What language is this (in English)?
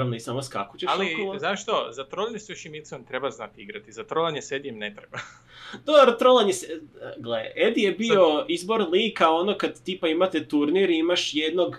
Croatian